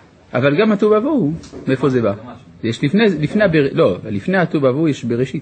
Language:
Hebrew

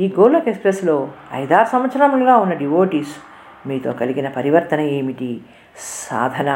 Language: Telugu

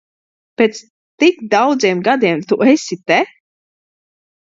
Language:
Latvian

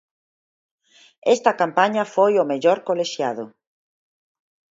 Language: Galician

